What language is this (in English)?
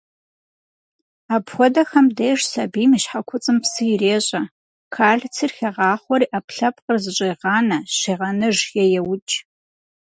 Kabardian